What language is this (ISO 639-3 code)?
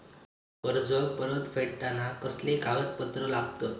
mar